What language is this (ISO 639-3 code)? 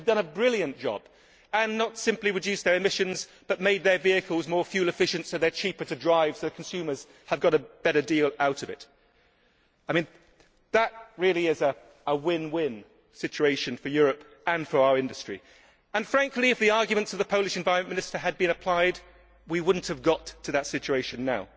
eng